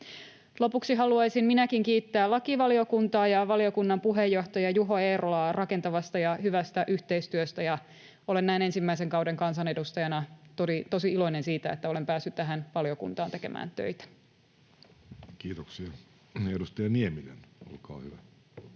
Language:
Finnish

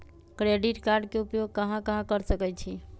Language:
Magahi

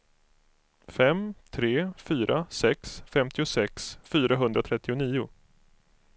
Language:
Swedish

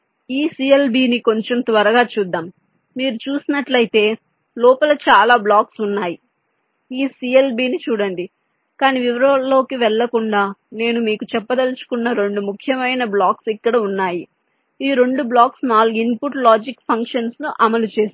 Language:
Telugu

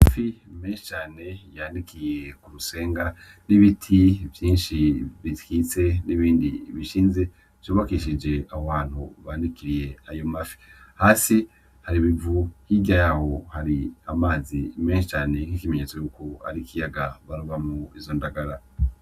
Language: Rundi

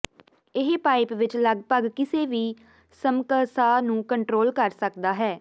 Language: Punjabi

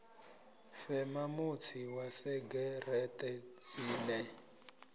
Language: Venda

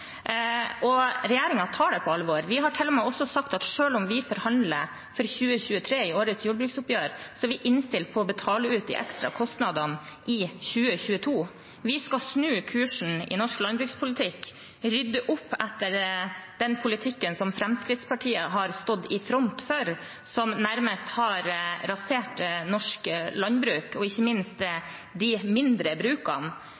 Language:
Norwegian Bokmål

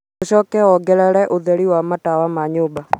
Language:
Kikuyu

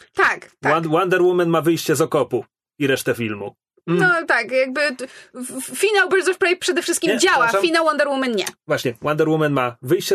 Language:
Polish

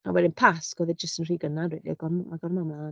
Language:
Welsh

